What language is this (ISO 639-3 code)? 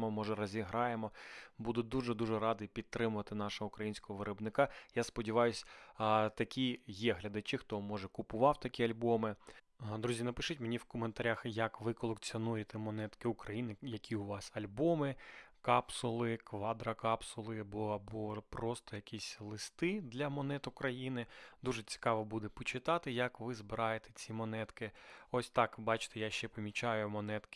ukr